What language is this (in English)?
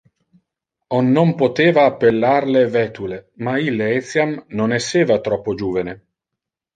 Interlingua